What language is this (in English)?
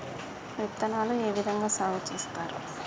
Telugu